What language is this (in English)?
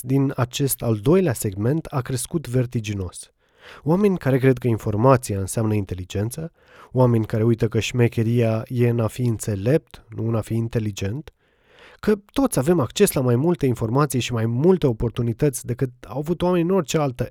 Romanian